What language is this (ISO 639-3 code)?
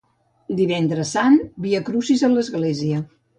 cat